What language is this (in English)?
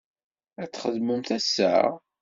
Kabyle